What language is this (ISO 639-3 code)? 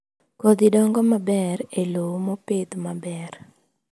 luo